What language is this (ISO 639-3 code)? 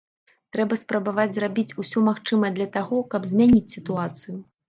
bel